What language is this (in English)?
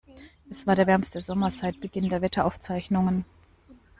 German